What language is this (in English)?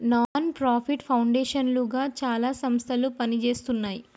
Telugu